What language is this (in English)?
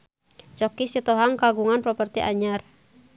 Sundanese